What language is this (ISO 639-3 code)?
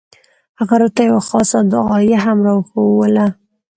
pus